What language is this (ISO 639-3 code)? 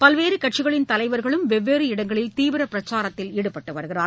tam